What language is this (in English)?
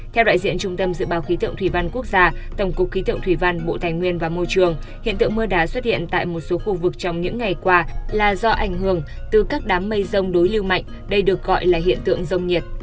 Vietnamese